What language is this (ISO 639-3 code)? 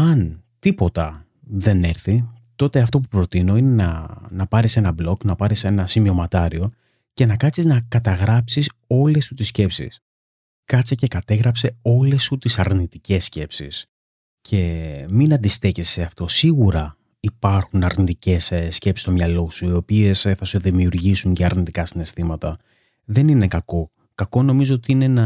ell